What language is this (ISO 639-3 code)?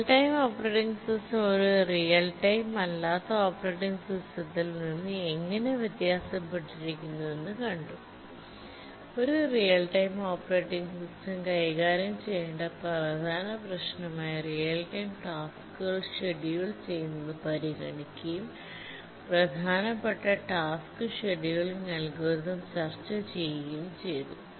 mal